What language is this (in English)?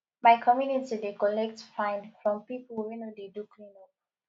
Nigerian Pidgin